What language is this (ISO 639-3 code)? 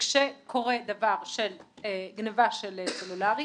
heb